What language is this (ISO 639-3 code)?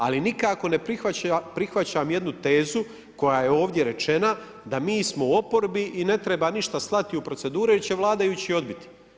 hrv